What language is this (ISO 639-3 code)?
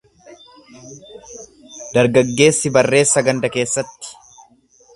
orm